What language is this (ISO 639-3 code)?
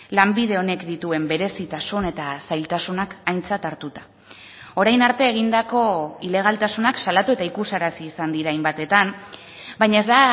eus